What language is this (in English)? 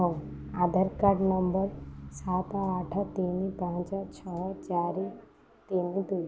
Odia